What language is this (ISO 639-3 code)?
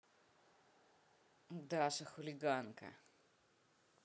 rus